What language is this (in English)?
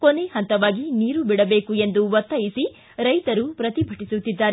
Kannada